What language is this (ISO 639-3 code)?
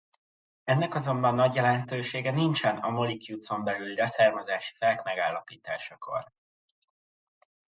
hun